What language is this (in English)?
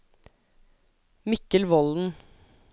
Norwegian